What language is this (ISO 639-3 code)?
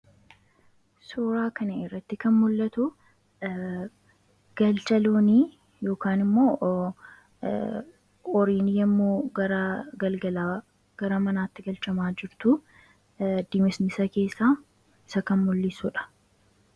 orm